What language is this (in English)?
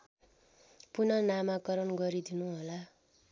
Nepali